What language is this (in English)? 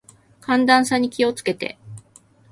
Japanese